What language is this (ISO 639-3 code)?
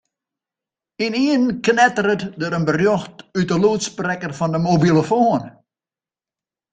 fry